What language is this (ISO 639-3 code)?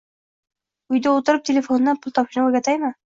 uzb